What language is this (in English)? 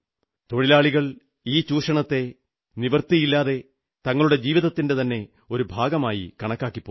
Malayalam